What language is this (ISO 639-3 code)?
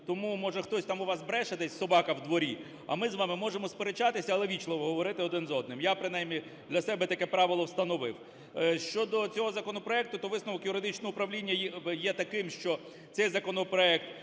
ukr